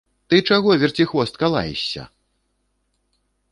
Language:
Belarusian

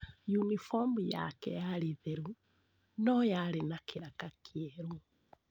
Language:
Kikuyu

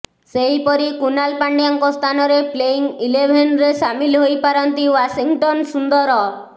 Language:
Odia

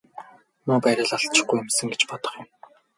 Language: Mongolian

